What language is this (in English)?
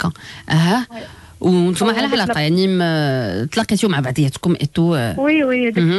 Arabic